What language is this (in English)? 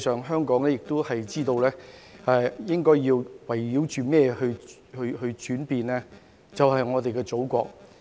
Cantonese